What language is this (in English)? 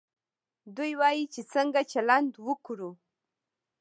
Pashto